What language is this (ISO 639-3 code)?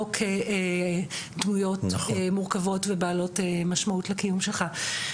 heb